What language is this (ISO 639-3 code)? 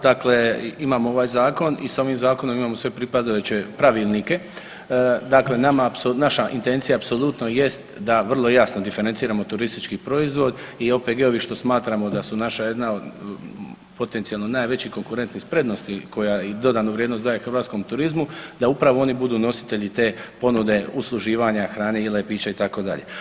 hrv